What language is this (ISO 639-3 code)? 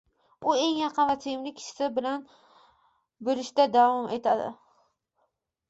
uzb